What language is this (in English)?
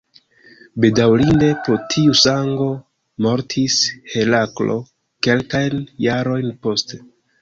Esperanto